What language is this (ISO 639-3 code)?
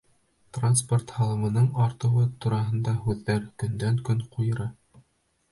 bak